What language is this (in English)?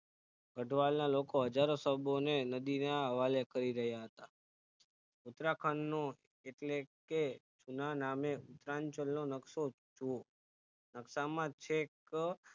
Gujarati